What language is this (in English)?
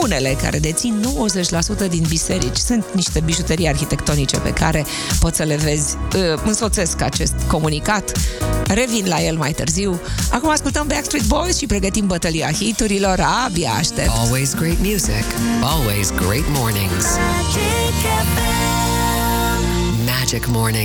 Romanian